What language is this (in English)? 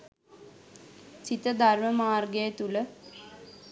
Sinhala